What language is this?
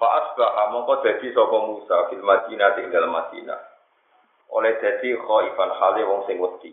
Indonesian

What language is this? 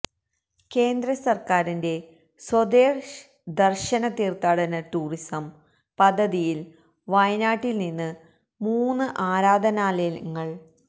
Malayalam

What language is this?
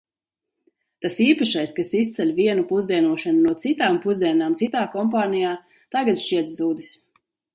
Latvian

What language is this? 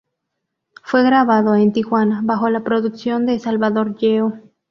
Spanish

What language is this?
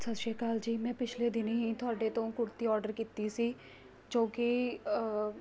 Punjabi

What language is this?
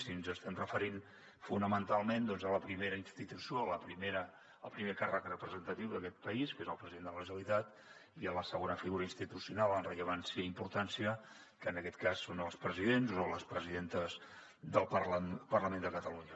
Catalan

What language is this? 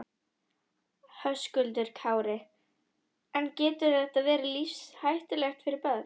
Icelandic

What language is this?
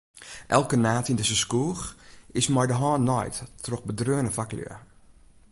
Western Frisian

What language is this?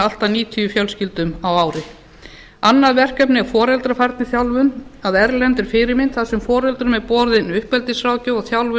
Icelandic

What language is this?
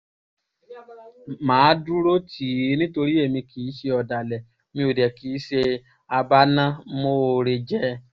Yoruba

